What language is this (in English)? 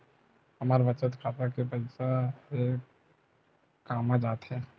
Chhattisgarhi